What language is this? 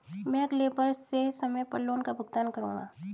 Hindi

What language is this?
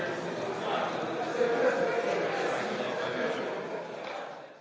Slovenian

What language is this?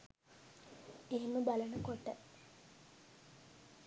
Sinhala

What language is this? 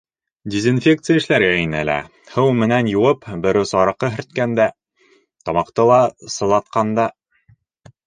Bashkir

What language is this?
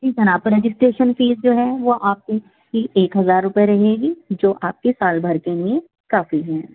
Urdu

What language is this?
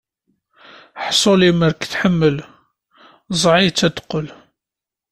Kabyle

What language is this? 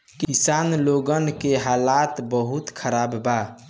Bhojpuri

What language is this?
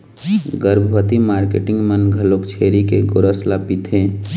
Chhattisgarhi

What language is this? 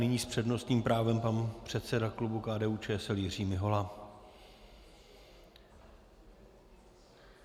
Czech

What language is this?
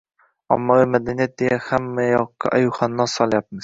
Uzbek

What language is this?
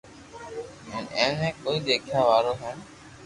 Loarki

